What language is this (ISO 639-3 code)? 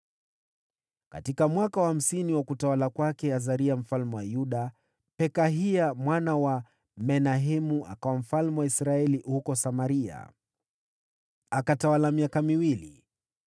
swa